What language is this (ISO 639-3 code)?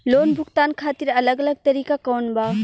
bho